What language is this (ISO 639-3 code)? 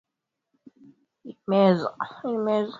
swa